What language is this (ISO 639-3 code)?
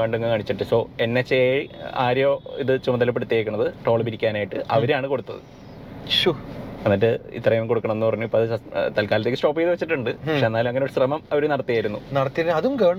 mal